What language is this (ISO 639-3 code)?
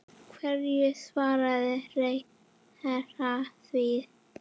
isl